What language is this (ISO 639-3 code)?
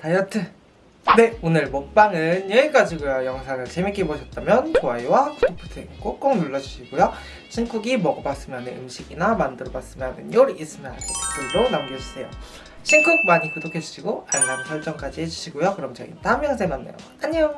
kor